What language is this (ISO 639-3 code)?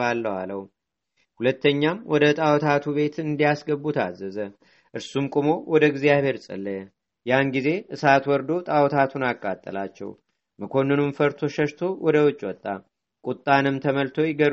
amh